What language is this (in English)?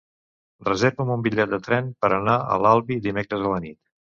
Catalan